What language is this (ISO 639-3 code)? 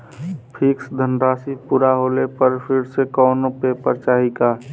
bho